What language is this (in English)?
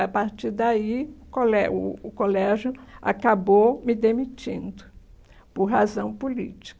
Portuguese